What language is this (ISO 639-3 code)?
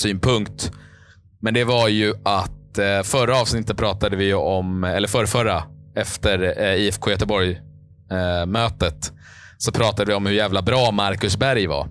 swe